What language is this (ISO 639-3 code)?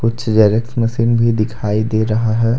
hin